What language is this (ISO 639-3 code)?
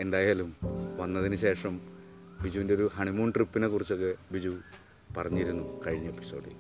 mal